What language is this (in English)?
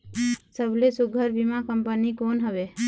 Chhattisgarhi